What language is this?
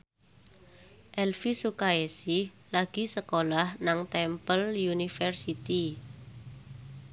Javanese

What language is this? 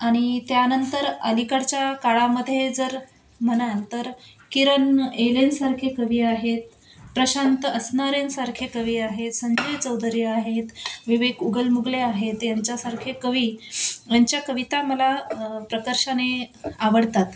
Marathi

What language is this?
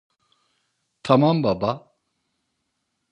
Turkish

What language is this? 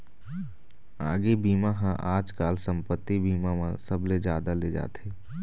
Chhattisgarhi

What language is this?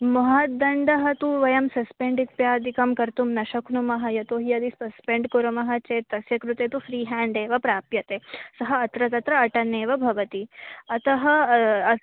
Sanskrit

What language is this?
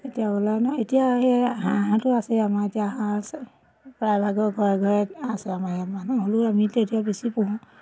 Assamese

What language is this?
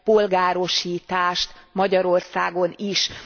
Hungarian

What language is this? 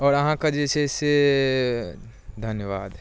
Maithili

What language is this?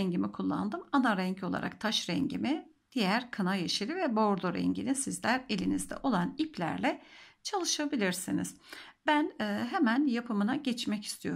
Turkish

